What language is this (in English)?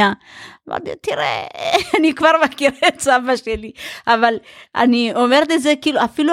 Hebrew